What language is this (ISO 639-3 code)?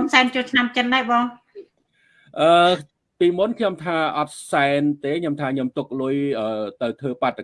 vie